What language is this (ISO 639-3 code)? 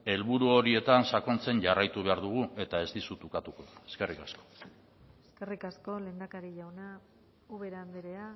eus